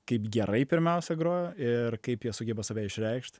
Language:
Lithuanian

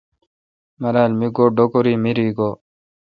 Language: Kalkoti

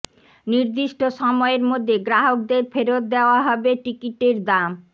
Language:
Bangla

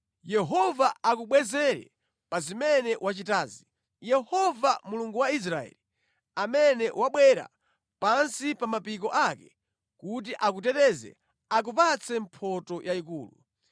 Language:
Nyanja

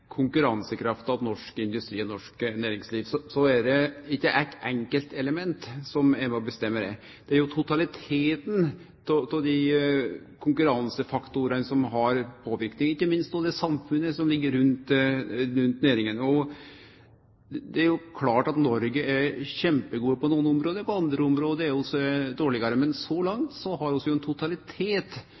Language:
Norwegian Nynorsk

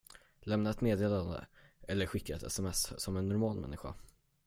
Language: Swedish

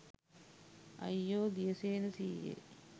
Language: Sinhala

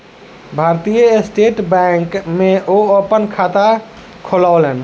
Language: Maithili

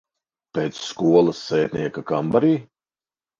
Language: Latvian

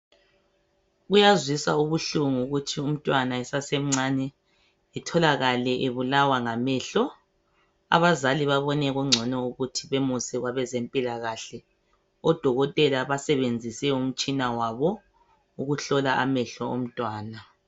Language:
North Ndebele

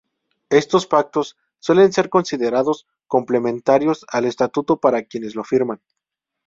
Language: Spanish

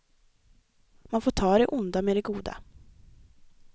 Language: Swedish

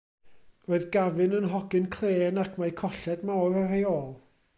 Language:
Welsh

